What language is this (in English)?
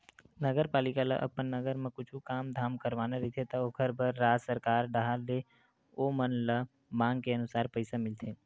Chhattisgarhi